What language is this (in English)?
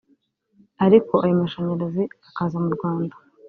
Kinyarwanda